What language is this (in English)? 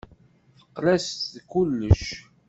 Kabyle